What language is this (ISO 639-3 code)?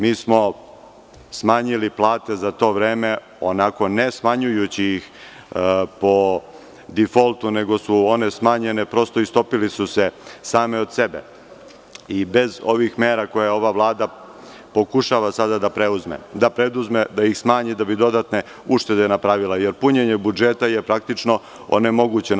srp